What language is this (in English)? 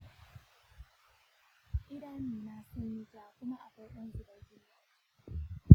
Hausa